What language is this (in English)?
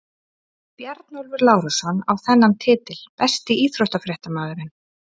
Icelandic